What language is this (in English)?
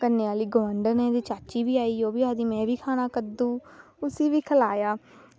Dogri